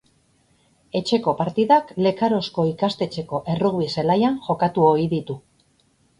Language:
Basque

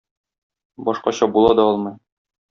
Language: Tatar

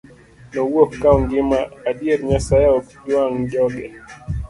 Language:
Luo (Kenya and Tanzania)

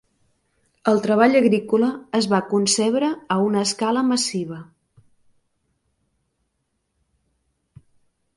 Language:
Catalan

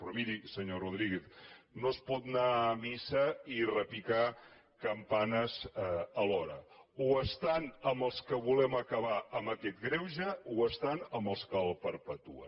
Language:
Catalan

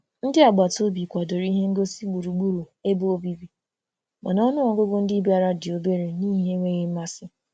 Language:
Igbo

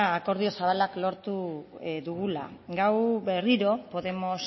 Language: Basque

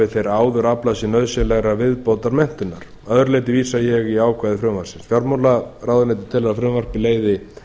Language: Icelandic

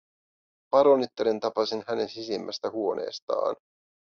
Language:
Finnish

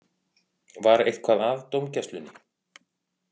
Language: Icelandic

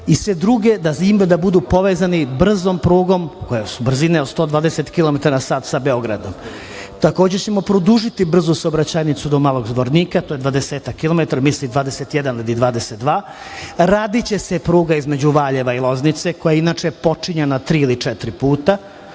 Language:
Serbian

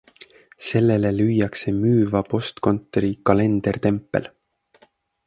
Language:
Estonian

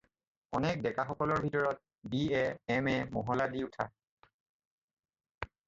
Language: Assamese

